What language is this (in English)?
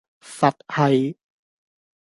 Cantonese